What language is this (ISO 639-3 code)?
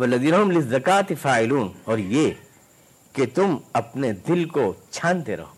urd